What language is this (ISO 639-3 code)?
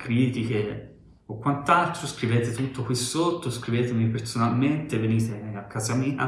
ita